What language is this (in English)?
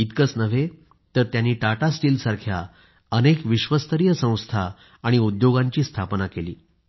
Marathi